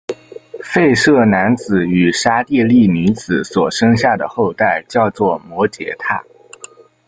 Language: Chinese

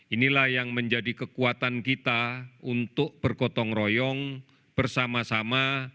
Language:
Indonesian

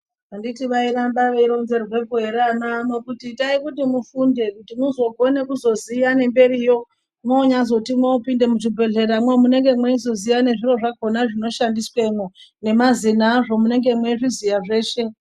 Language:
Ndau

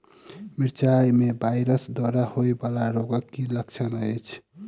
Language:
Maithili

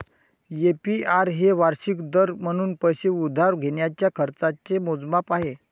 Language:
Marathi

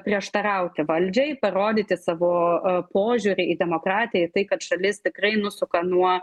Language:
Lithuanian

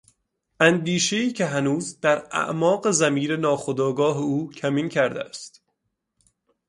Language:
Persian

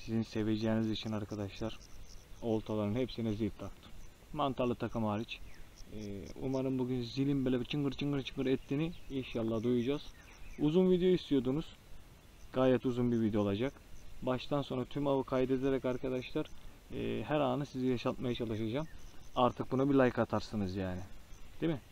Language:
Turkish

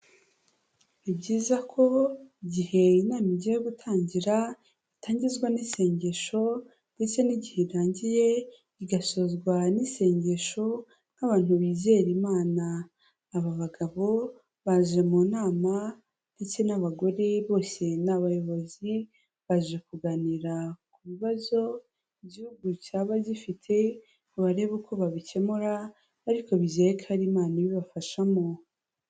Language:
Kinyarwanda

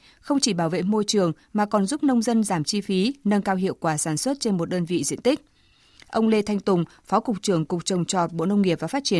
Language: Vietnamese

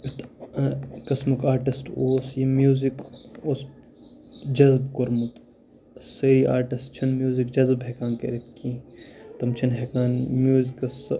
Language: Kashmiri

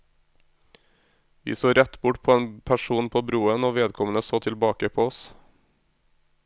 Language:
Norwegian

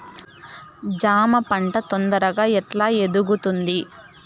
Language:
Telugu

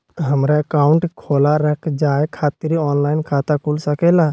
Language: Magahi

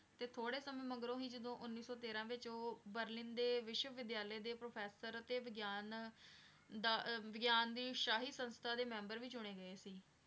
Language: Punjabi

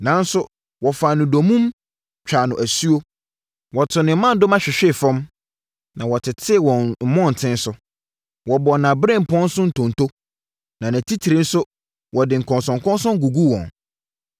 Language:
Akan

